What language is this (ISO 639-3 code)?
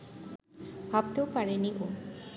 ben